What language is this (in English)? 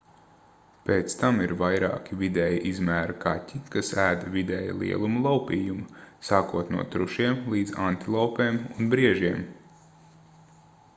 Latvian